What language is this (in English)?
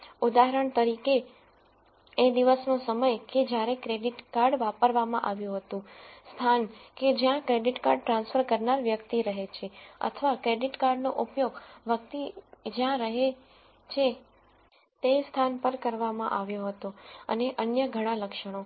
Gujarati